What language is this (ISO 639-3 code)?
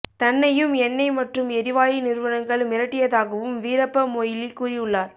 tam